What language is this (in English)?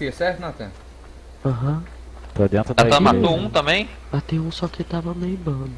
Portuguese